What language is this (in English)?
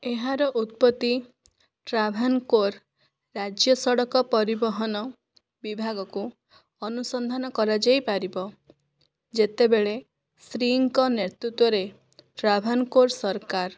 Odia